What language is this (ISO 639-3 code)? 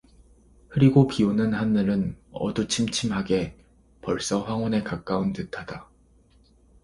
kor